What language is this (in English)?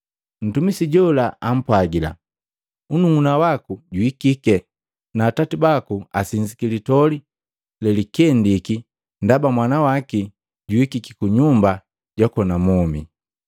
Matengo